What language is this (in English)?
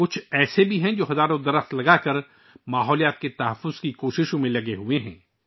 Urdu